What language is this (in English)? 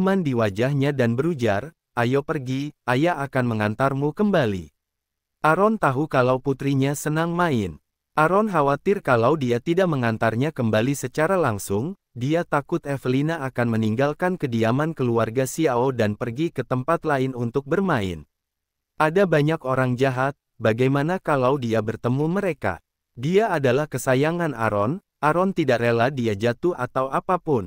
Indonesian